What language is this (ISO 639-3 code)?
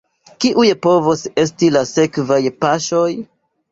epo